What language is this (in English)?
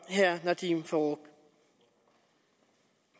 Danish